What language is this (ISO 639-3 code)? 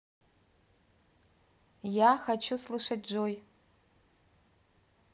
rus